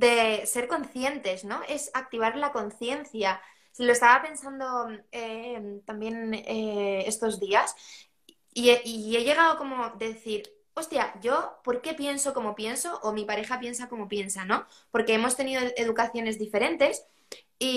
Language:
Spanish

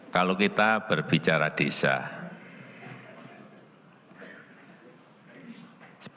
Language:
Indonesian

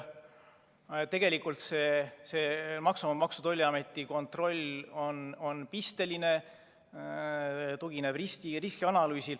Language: Estonian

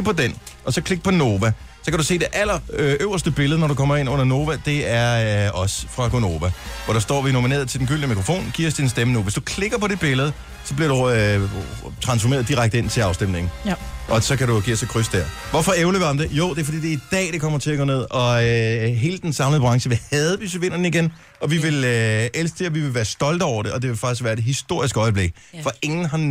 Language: Danish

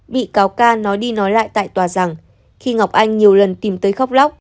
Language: Vietnamese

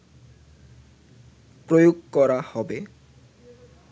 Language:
Bangla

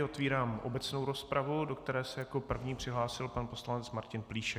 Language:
Czech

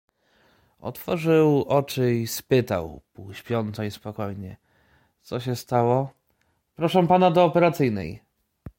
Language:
Polish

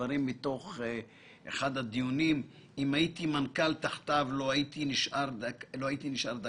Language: Hebrew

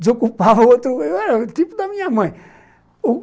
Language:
Portuguese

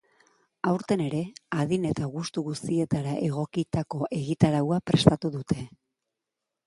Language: Basque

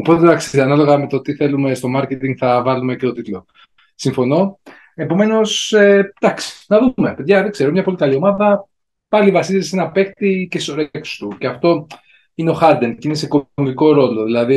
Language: Greek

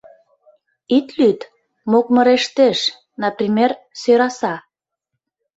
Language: Mari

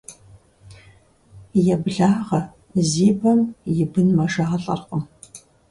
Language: Kabardian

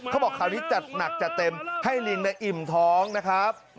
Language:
Thai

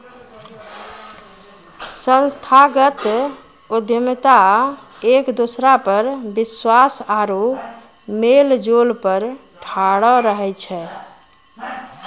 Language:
Maithili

